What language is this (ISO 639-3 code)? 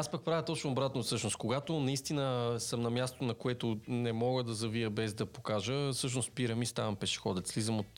bul